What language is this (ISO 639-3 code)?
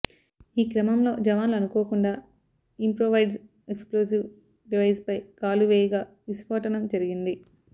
tel